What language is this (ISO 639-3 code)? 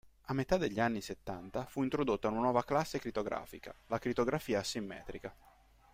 ita